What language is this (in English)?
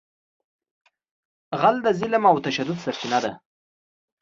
Pashto